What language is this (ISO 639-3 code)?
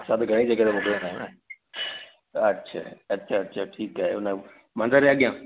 snd